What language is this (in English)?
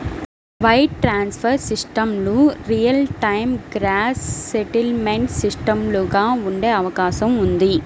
Telugu